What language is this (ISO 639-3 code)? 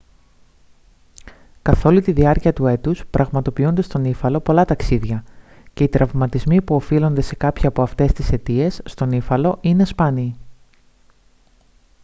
ell